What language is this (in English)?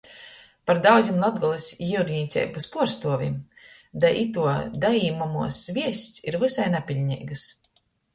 Latgalian